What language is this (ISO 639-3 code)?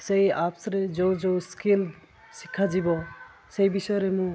ori